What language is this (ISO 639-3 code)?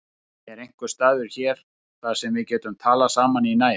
isl